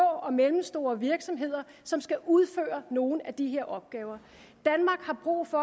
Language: Danish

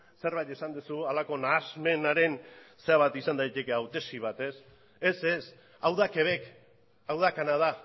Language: Basque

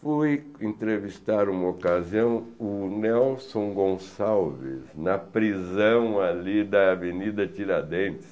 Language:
Portuguese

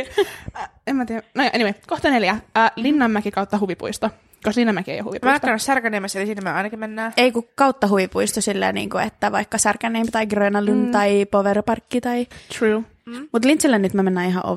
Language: Finnish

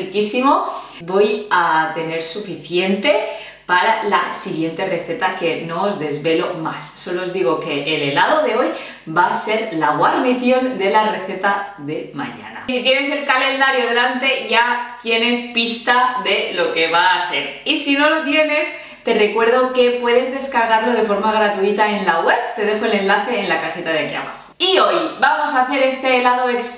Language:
Spanish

